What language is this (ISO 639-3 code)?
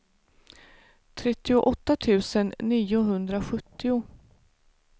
swe